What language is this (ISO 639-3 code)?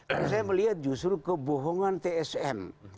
ind